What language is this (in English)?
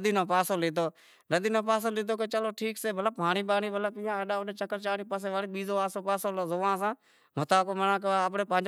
Wadiyara Koli